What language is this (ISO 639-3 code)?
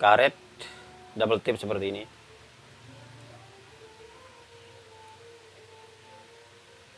ind